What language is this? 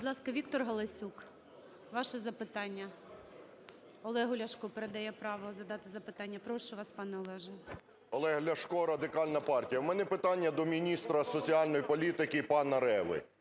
Ukrainian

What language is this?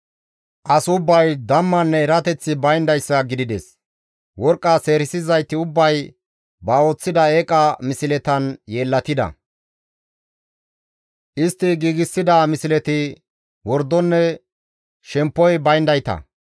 Gamo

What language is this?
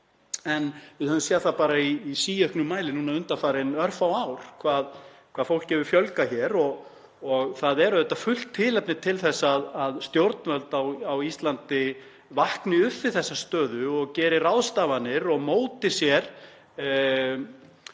Icelandic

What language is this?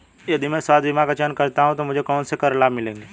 Hindi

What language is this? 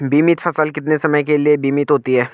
Hindi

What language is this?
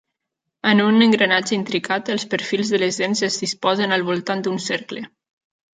Catalan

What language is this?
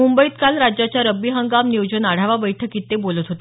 Marathi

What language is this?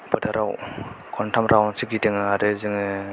Bodo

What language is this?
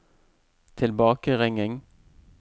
Norwegian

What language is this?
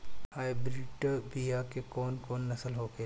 Bhojpuri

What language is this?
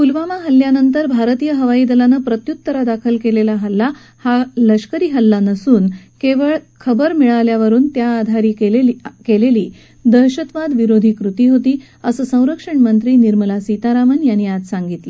Marathi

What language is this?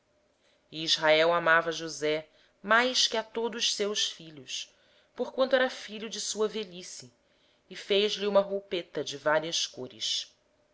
Portuguese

